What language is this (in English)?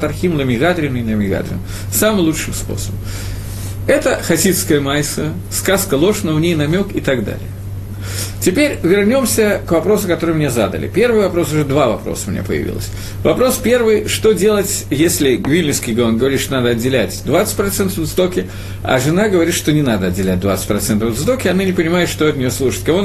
Russian